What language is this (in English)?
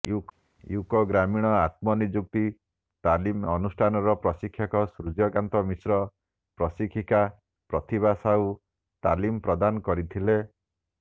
Odia